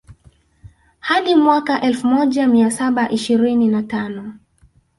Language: Swahili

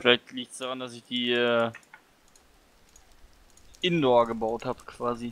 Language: German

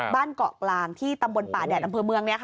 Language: Thai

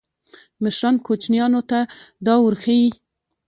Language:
Pashto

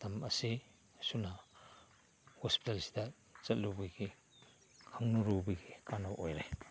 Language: Manipuri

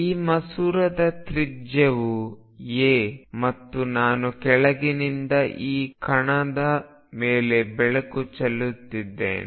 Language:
Kannada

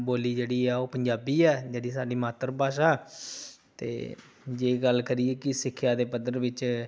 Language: Punjabi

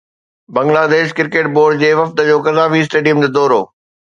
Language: Sindhi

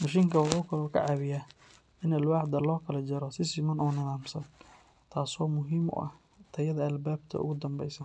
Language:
Somali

